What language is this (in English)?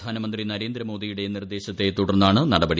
Malayalam